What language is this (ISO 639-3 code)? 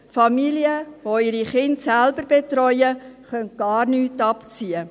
gsw